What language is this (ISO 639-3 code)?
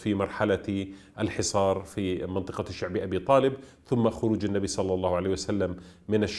ara